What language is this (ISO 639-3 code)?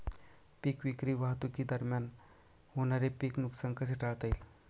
mar